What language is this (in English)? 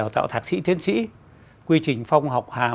Vietnamese